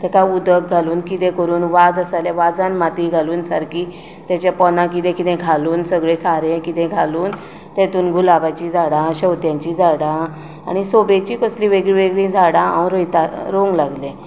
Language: Konkani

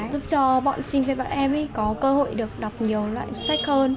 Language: Vietnamese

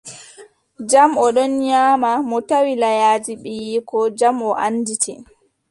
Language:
Adamawa Fulfulde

